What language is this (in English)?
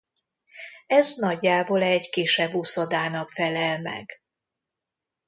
Hungarian